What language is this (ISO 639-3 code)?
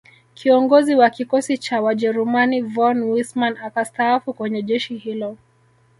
swa